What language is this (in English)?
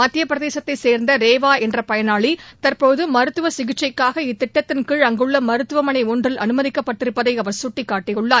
Tamil